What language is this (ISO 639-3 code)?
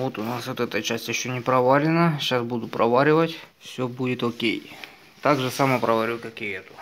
rus